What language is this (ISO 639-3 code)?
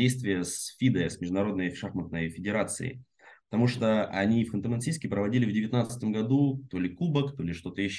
rus